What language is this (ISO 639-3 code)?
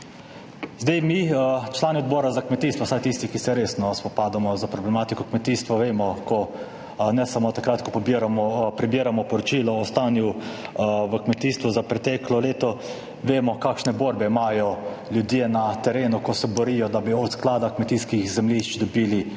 slv